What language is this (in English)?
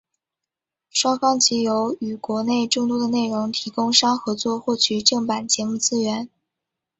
Chinese